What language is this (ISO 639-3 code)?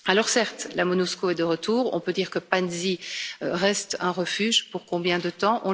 fra